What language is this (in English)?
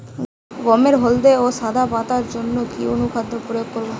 Bangla